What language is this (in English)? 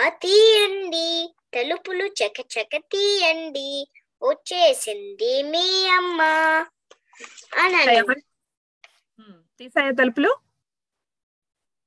Telugu